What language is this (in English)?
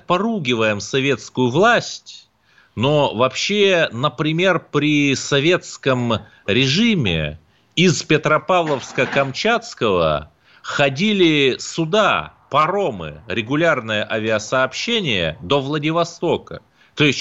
Russian